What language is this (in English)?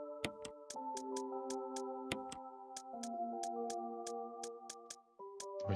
German